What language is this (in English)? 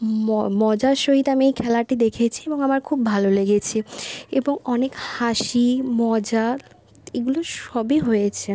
Bangla